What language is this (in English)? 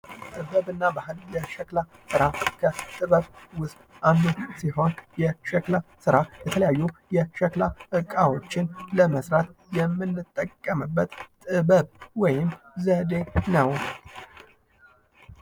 Amharic